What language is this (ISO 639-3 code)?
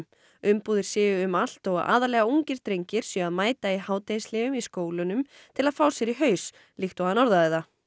isl